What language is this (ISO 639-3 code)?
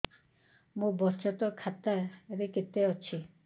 ori